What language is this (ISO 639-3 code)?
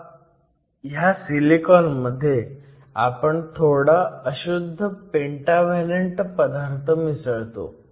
mar